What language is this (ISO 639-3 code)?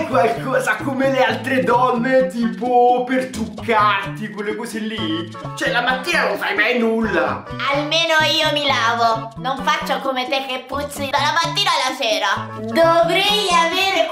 ita